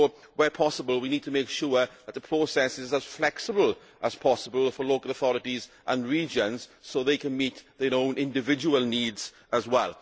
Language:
English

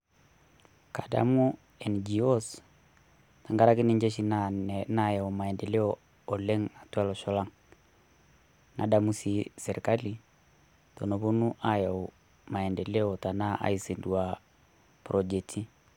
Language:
Masai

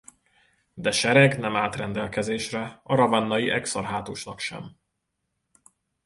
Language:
Hungarian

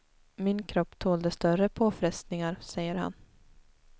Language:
Swedish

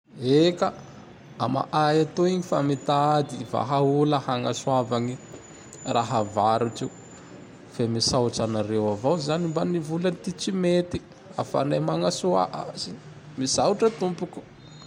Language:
Tandroy-Mahafaly Malagasy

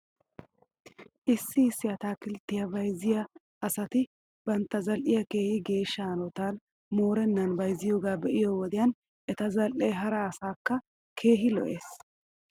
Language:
Wolaytta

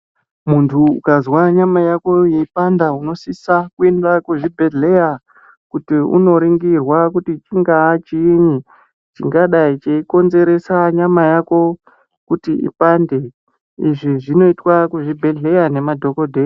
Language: Ndau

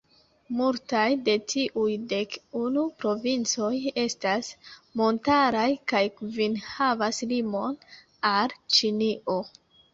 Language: Esperanto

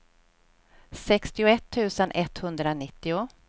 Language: Swedish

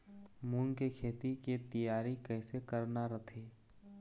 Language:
Chhattisgarhi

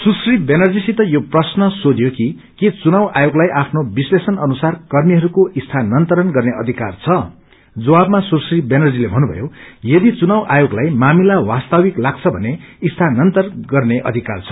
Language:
Nepali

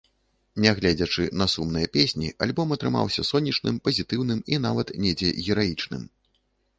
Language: Belarusian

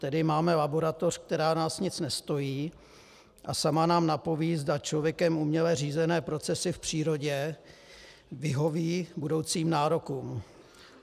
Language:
Czech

